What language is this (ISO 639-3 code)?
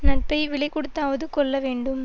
tam